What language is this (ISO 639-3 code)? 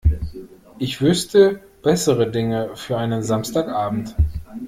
deu